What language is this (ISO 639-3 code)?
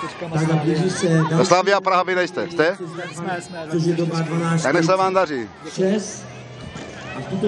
ces